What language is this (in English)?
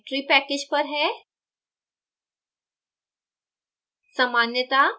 Hindi